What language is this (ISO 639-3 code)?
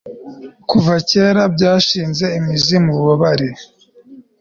kin